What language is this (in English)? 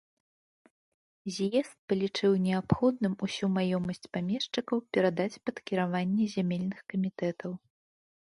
Belarusian